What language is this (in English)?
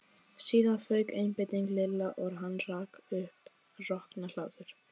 Icelandic